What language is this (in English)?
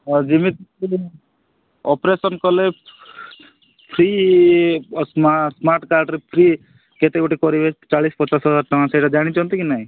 Odia